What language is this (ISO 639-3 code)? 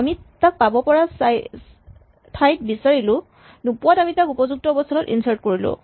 asm